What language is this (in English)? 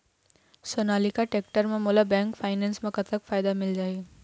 Chhattisgarhi